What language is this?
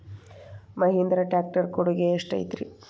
Kannada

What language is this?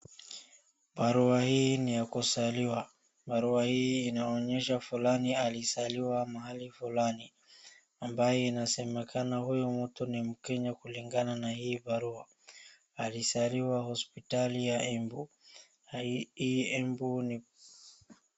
Swahili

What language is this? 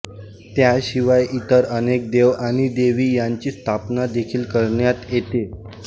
Marathi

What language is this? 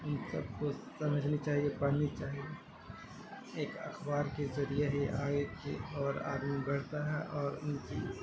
Urdu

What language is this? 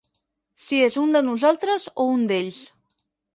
Catalan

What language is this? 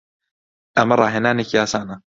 Central Kurdish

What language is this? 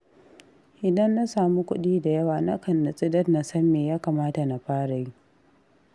Hausa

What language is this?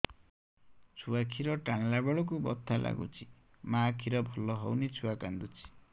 Odia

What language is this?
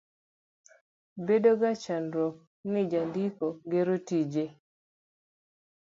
Luo (Kenya and Tanzania)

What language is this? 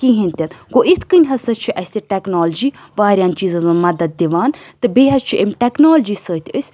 Kashmiri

